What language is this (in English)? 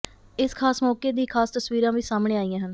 Punjabi